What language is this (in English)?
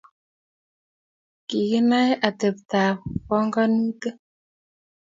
Kalenjin